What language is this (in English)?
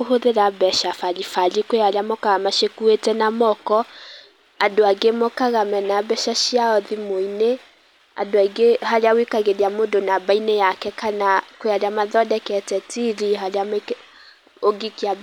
Kikuyu